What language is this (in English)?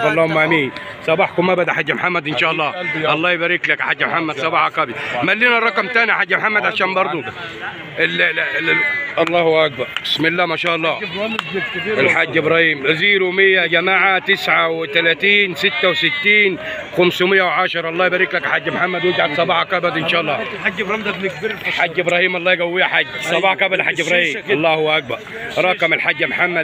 Arabic